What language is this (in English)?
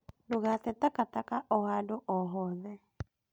Kikuyu